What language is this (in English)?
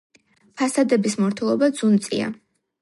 Georgian